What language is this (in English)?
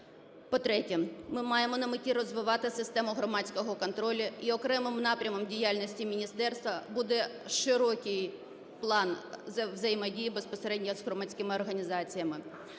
Ukrainian